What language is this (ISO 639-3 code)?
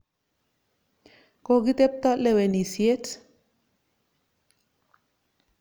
kln